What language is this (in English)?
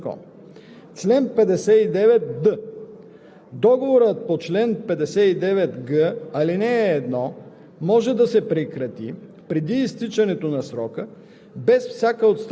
Bulgarian